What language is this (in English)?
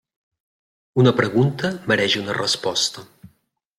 Catalan